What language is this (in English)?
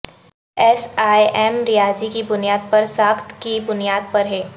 Urdu